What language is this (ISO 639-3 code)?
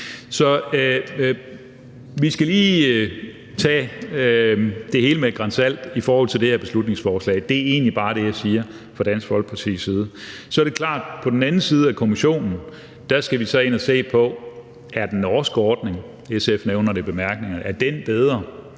dan